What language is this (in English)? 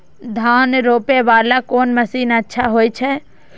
Maithili